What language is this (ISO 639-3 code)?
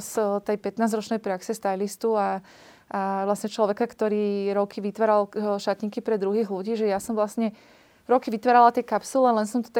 slk